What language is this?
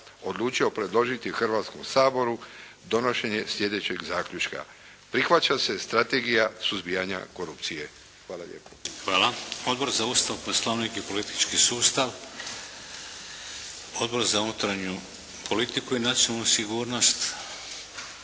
Croatian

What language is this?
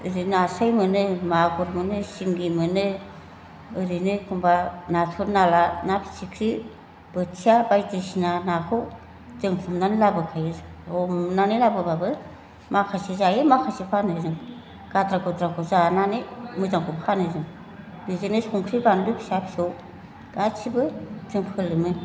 Bodo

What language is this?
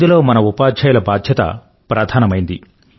Telugu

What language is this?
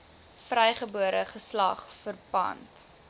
Afrikaans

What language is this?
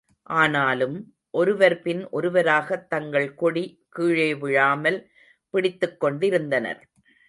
Tamil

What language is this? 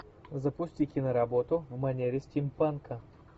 Russian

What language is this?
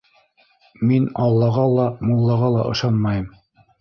Bashkir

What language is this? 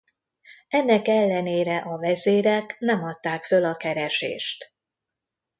Hungarian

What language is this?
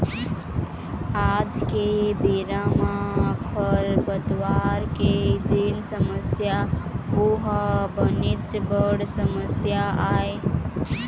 Chhattisgarhi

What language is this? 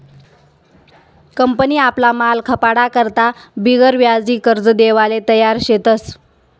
Marathi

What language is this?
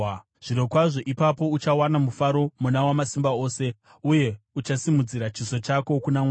Shona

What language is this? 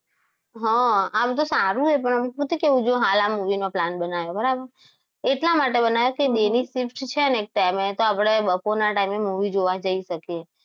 Gujarati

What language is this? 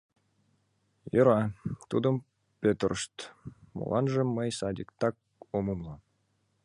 Mari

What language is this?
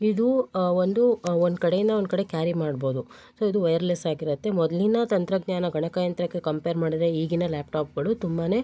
Kannada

